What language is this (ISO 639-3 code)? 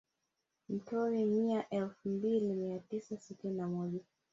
swa